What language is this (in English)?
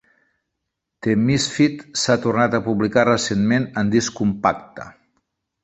Catalan